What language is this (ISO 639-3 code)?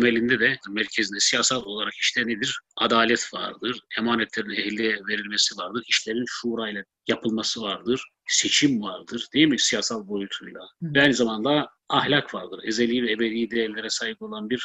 tur